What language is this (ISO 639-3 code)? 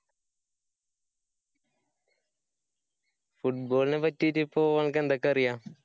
mal